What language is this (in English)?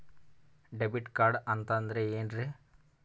Kannada